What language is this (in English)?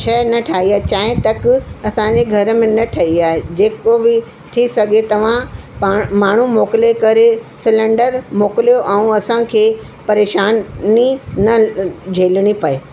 Sindhi